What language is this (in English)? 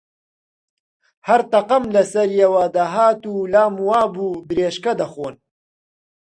Central Kurdish